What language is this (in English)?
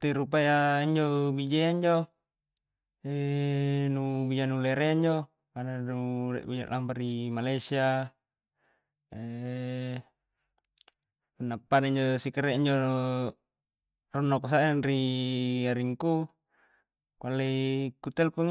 Coastal Konjo